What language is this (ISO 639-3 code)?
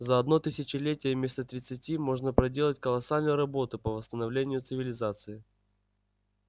rus